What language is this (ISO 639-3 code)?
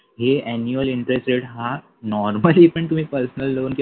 mar